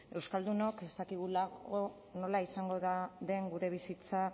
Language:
Basque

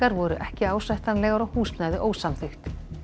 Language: Icelandic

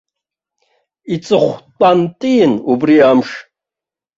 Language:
Abkhazian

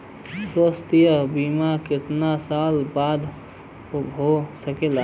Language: Bhojpuri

